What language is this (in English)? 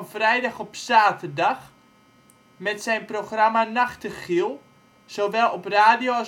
Dutch